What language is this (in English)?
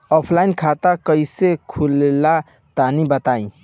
Bhojpuri